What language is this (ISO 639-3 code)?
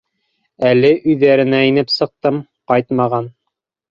bak